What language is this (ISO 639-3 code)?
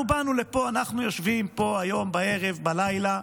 heb